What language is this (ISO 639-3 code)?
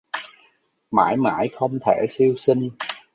vie